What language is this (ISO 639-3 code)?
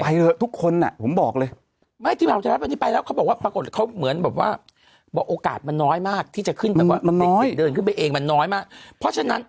tha